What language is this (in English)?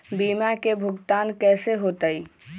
Magahi